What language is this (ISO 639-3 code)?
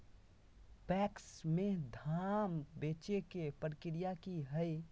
mag